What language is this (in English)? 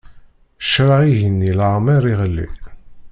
Kabyle